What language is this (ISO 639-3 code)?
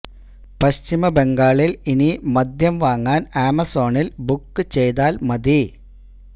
mal